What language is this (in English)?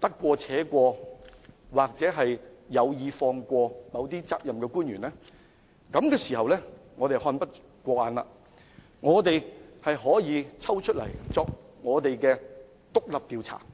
Cantonese